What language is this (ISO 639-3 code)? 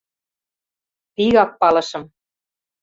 chm